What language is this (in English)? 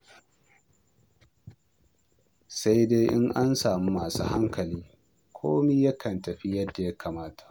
Hausa